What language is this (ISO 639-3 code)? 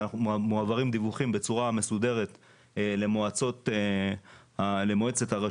heb